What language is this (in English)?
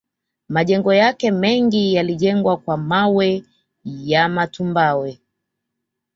Swahili